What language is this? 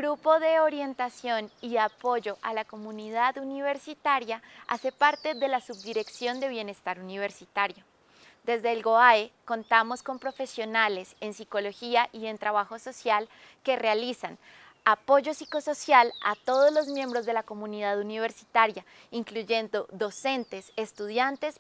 Spanish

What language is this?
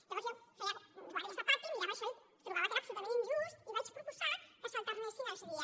Catalan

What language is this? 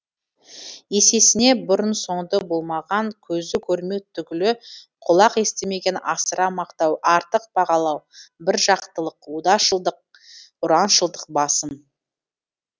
Kazakh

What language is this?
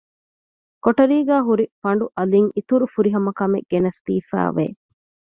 Divehi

